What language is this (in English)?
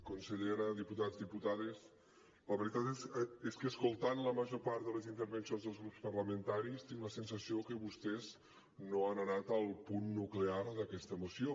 Catalan